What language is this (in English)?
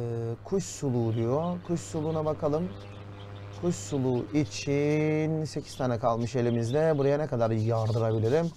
Turkish